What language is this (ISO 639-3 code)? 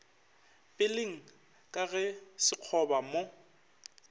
nso